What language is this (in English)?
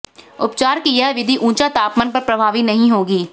Hindi